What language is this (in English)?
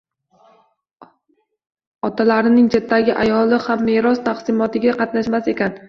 Uzbek